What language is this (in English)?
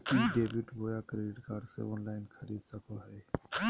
Magahi